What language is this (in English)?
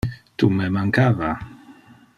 Interlingua